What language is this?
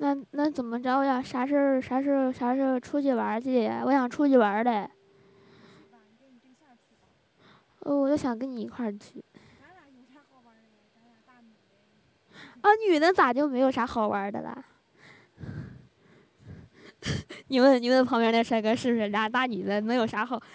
Chinese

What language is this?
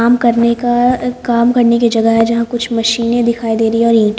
Hindi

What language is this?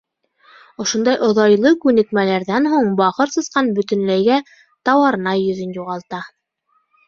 Bashkir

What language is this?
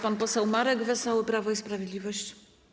Polish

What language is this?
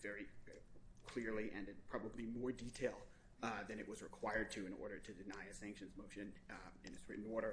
English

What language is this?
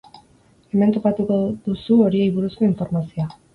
Basque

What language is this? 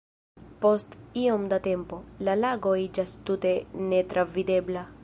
Esperanto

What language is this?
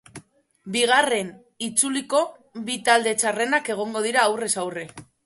Basque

